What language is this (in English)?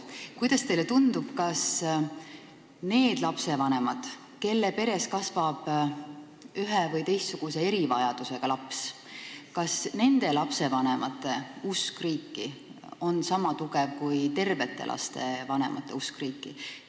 Estonian